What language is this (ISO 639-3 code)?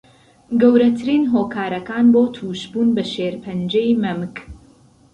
ckb